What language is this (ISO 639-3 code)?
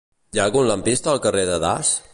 cat